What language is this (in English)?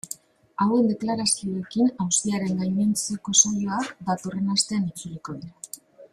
Basque